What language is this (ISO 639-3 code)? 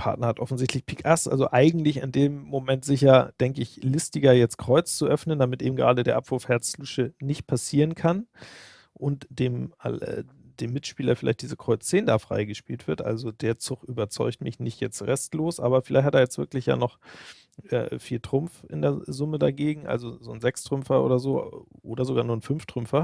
deu